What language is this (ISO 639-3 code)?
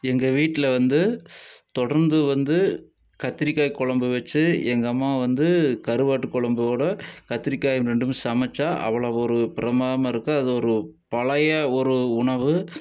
tam